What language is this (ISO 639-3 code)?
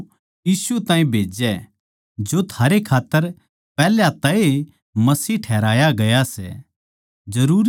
bgc